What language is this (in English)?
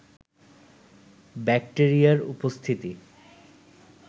Bangla